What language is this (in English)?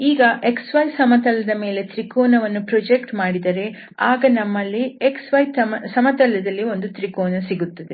Kannada